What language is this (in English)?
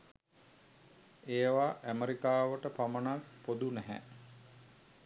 Sinhala